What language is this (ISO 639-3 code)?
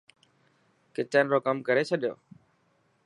mki